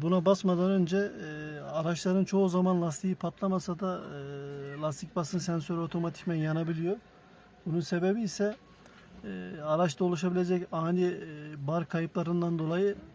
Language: Turkish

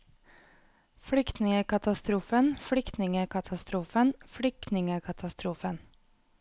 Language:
Norwegian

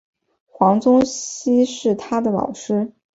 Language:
Chinese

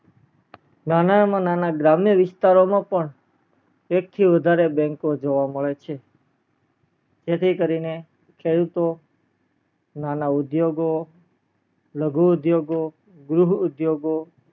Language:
Gujarati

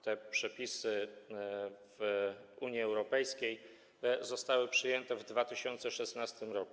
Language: Polish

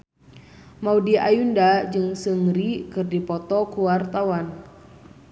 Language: Sundanese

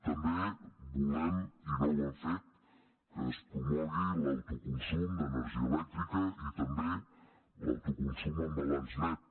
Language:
Catalan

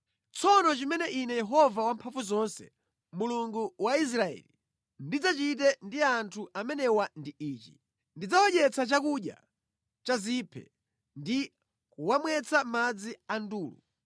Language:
Nyanja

